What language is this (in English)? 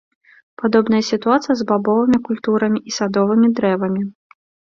Belarusian